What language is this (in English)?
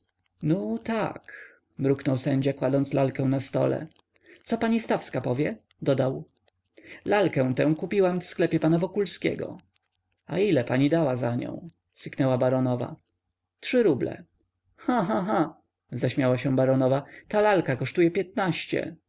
Polish